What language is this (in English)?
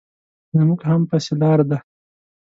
Pashto